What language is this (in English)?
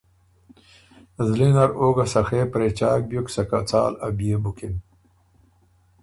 Ormuri